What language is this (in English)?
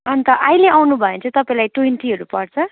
Nepali